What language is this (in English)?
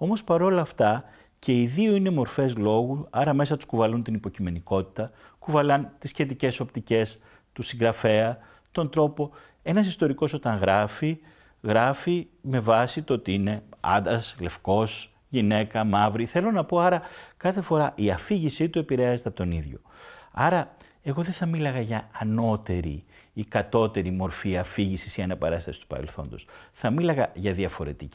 Greek